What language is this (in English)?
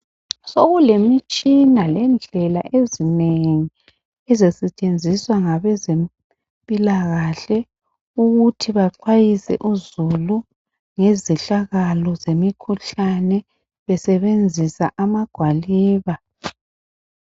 North Ndebele